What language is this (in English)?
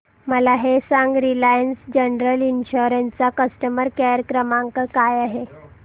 Marathi